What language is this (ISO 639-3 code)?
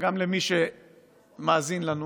heb